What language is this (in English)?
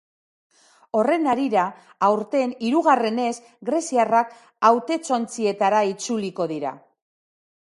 Basque